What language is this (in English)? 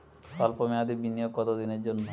Bangla